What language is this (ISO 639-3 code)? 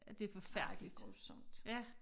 dan